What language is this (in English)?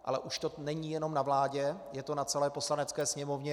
Czech